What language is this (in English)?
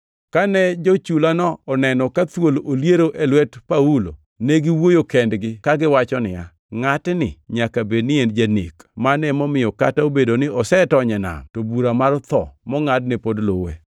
Luo (Kenya and Tanzania)